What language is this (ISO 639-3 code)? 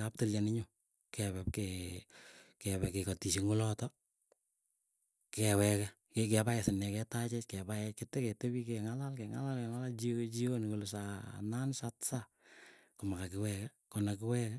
eyo